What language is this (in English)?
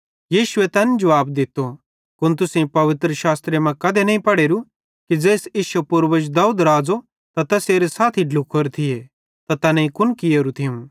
Bhadrawahi